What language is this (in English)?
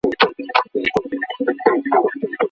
Pashto